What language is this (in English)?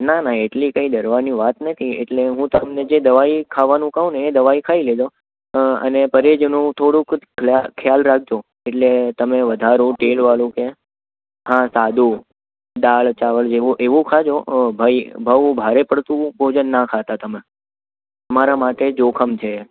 Gujarati